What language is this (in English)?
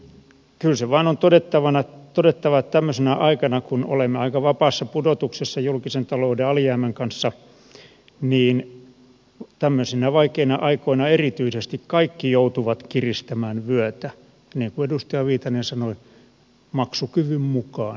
Finnish